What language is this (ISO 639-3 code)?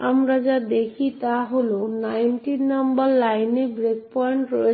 ben